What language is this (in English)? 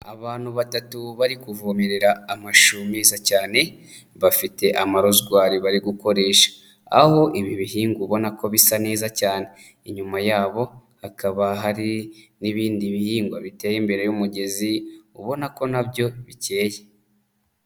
Kinyarwanda